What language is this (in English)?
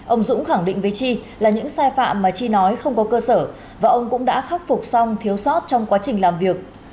Vietnamese